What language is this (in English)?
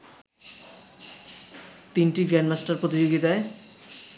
Bangla